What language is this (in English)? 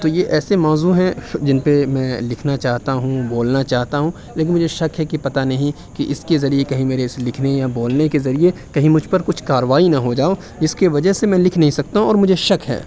Urdu